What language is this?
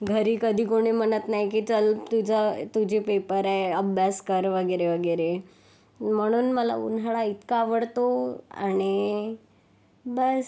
Marathi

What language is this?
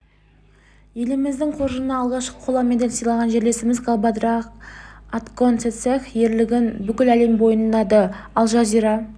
Kazakh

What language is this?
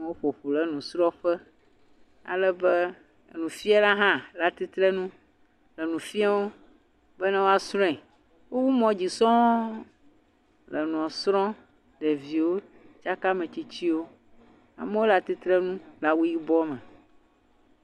Ewe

